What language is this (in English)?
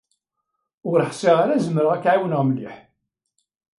Kabyle